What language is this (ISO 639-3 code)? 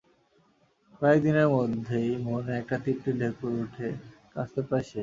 ben